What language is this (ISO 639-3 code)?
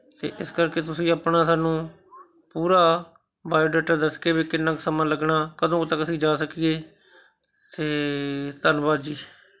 pan